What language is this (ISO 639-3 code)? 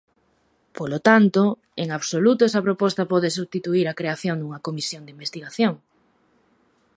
glg